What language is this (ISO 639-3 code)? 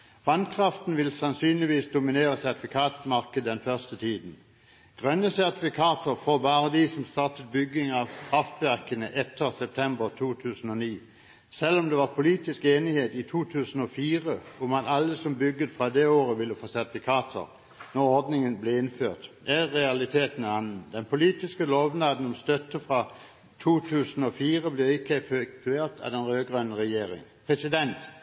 nob